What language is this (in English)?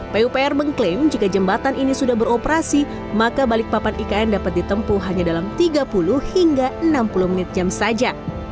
Indonesian